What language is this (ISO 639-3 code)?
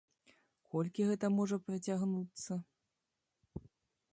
bel